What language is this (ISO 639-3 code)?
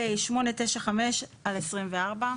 heb